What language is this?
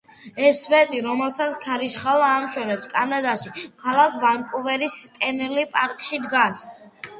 Georgian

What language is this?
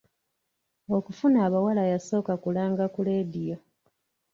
Ganda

